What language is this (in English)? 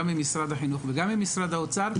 Hebrew